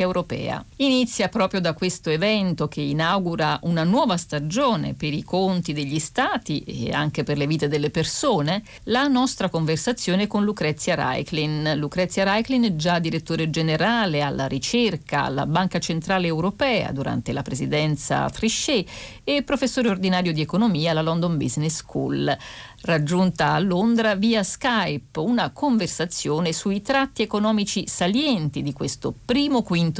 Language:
Italian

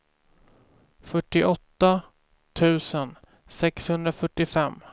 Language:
Swedish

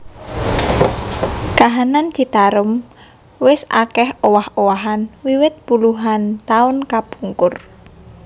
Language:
Javanese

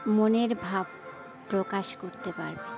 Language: Bangla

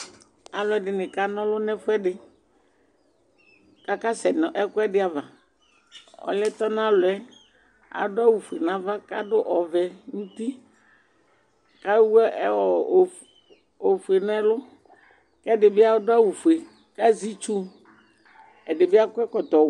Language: Ikposo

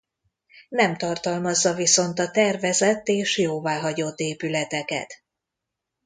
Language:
Hungarian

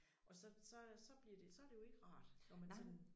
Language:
Danish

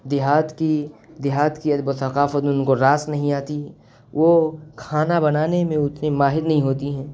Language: Urdu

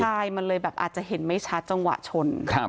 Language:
Thai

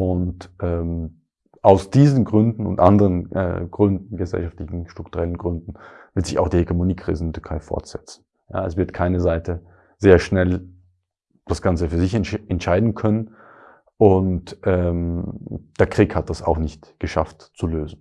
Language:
German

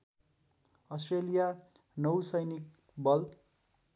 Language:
Nepali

